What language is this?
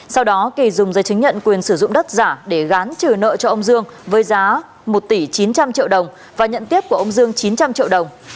Vietnamese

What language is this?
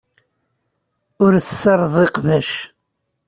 Kabyle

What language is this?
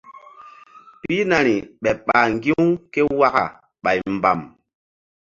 Mbum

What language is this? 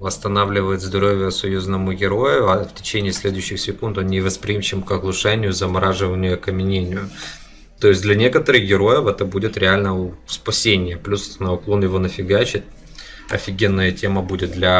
Russian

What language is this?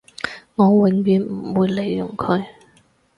Cantonese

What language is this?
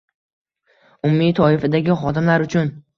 Uzbek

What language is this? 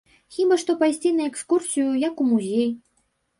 Belarusian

